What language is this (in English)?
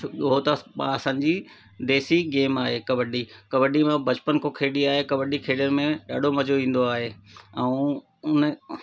Sindhi